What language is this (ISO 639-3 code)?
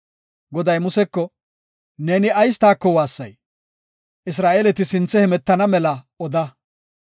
gof